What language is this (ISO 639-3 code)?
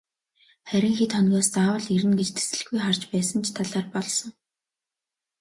mon